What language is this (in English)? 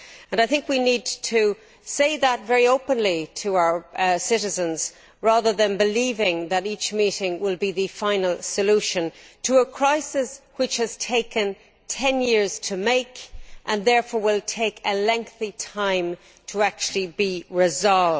English